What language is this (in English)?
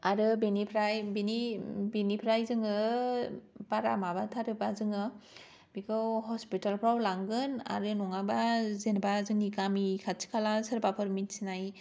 Bodo